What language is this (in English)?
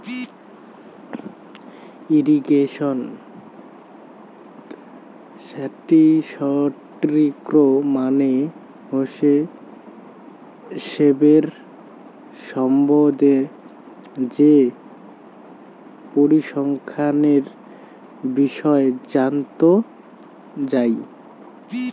Bangla